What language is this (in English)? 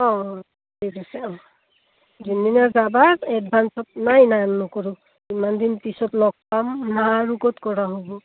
Assamese